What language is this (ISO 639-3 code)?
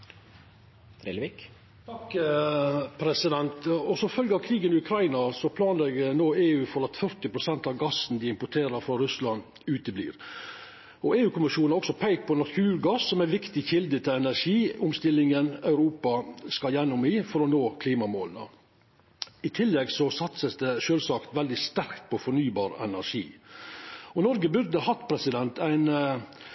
nno